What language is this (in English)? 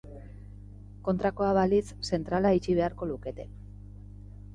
Basque